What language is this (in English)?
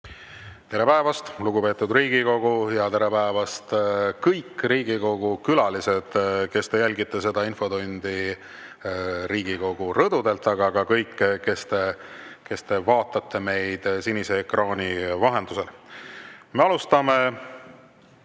Estonian